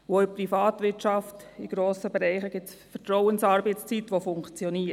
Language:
Swiss German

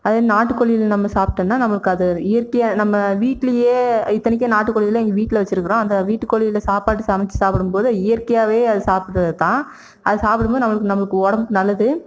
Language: Tamil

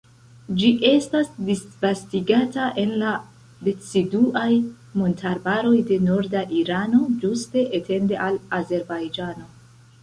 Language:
Esperanto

